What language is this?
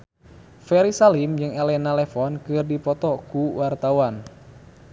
Sundanese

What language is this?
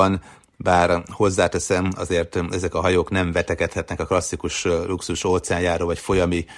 Hungarian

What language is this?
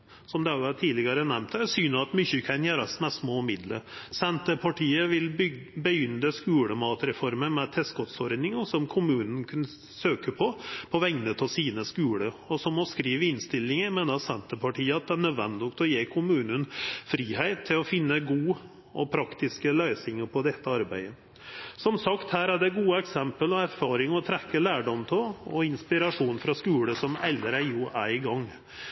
Norwegian Nynorsk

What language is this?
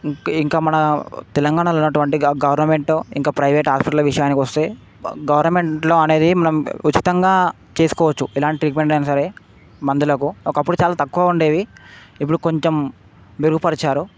Telugu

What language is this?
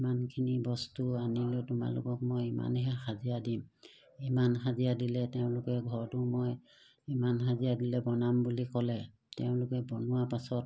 Assamese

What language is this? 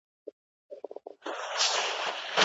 Pashto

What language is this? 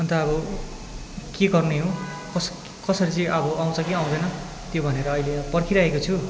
Nepali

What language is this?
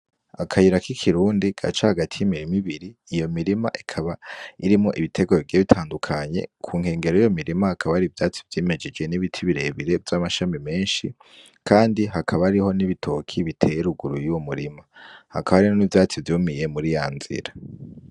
Rundi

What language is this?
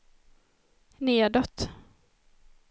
Swedish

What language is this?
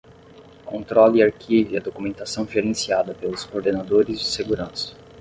Portuguese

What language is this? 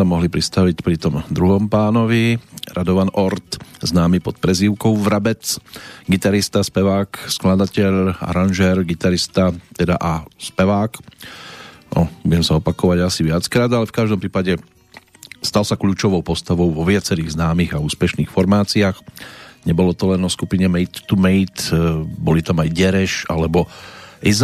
Slovak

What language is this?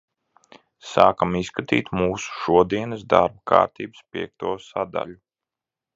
Latvian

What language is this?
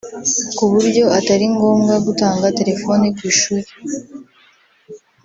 Kinyarwanda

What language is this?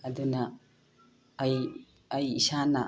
Manipuri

